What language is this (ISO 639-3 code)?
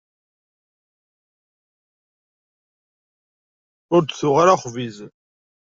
kab